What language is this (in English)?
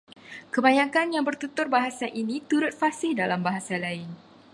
Malay